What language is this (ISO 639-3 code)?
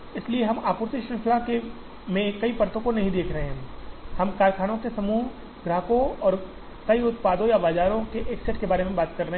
hin